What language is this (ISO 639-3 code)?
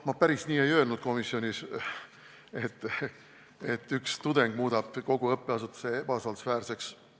est